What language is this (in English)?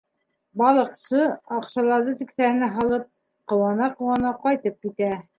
Bashkir